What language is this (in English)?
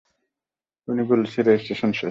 Bangla